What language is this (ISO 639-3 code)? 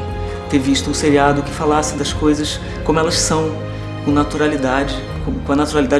por